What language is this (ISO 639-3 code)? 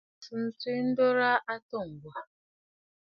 bfd